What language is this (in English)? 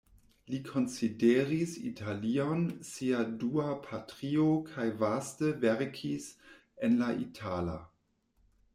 Esperanto